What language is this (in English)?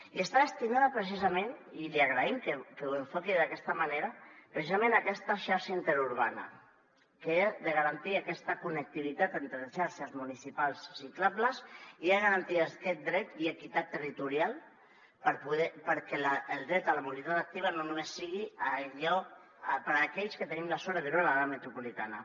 Catalan